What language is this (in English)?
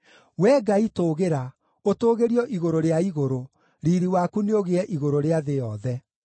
Kikuyu